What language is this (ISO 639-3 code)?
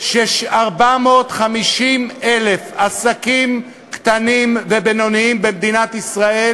heb